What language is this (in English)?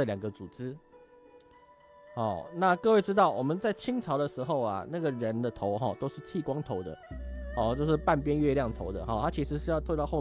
Chinese